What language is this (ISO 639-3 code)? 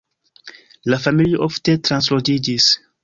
epo